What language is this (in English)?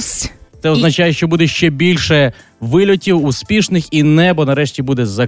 Ukrainian